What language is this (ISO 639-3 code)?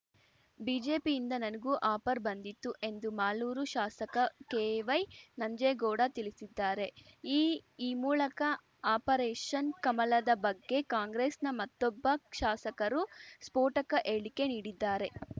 kan